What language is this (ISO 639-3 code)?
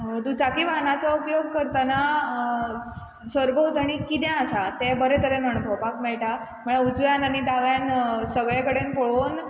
kok